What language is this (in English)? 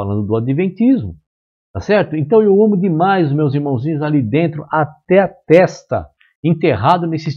Portuguese